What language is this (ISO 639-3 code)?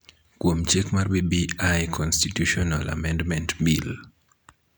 luo